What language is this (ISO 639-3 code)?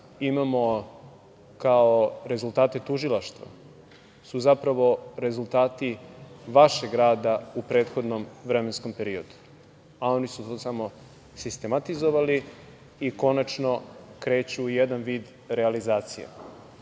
srp